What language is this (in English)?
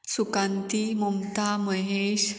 Konkani